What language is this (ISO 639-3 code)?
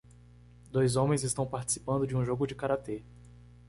por